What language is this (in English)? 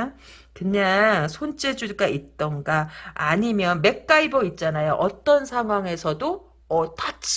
Korean